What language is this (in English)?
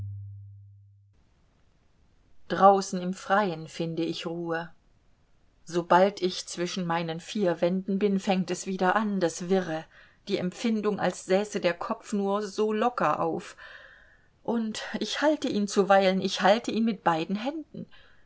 German